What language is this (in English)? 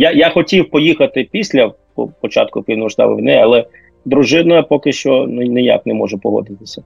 Ukrainian